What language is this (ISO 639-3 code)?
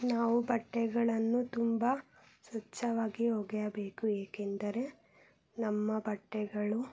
kan